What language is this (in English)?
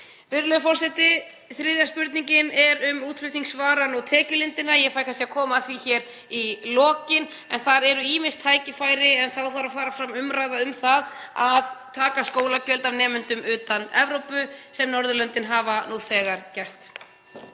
Icelandic